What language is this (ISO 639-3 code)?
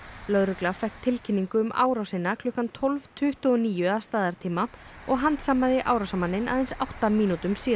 isl